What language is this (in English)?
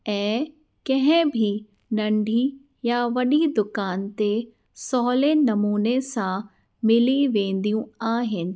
Sindhi